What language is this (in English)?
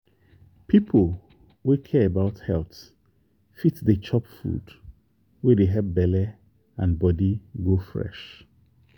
Nigerian Pidgin